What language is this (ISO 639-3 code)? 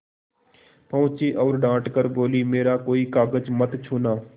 hin